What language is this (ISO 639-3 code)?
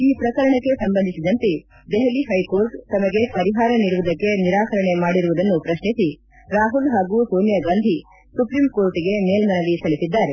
kan